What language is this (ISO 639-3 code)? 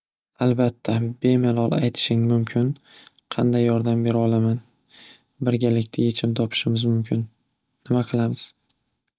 uzb